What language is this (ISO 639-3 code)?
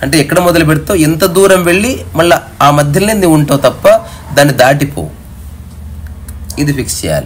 tel